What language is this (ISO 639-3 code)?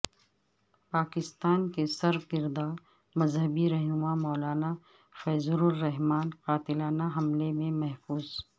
urd